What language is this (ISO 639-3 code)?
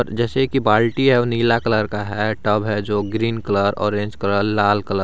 hin